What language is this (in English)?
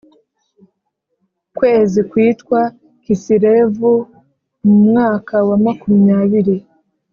Kinyarwanda